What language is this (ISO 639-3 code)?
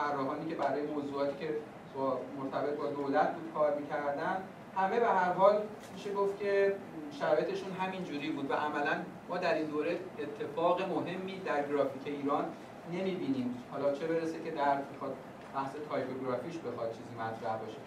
fas